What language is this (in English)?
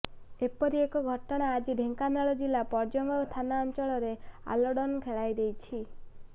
Odia